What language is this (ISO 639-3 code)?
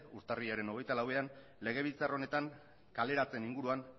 eus